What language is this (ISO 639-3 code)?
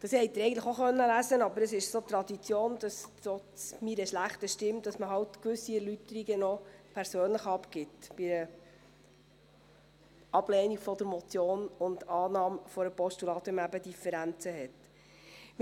gsw